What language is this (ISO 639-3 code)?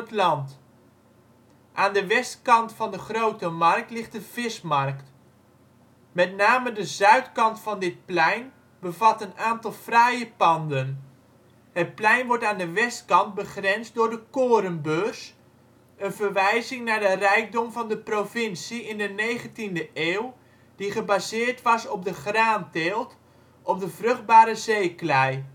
nld